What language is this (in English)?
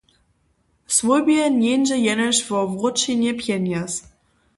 Upper Sorbian